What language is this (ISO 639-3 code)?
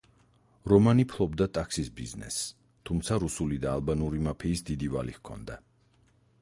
kat